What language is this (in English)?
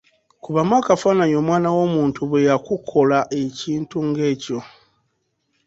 Ganda